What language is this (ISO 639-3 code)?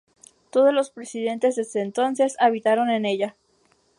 spa